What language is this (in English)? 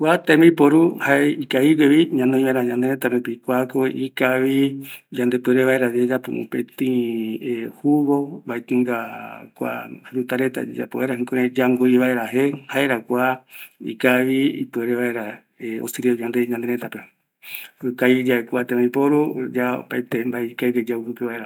Eastern Bolivian Guaraní